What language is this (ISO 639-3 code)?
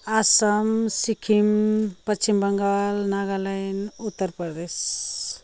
nep